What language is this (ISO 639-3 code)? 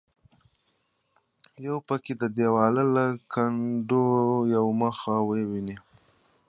pus